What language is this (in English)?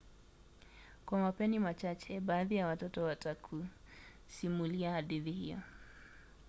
Swahili